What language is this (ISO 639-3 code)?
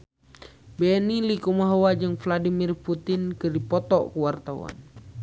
sun